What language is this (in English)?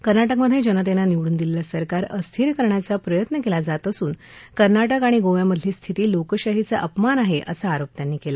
Marathi